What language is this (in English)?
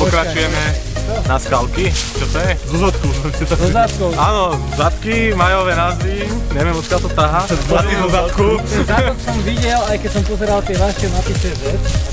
Slovak